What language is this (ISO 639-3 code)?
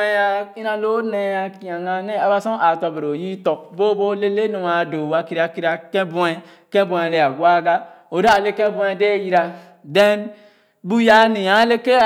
ogo